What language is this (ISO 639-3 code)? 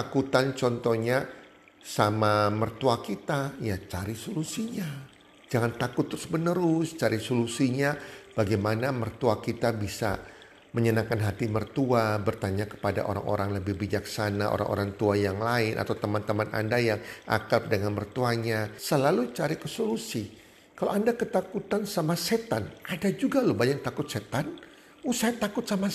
ind